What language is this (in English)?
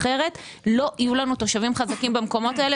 Hebrew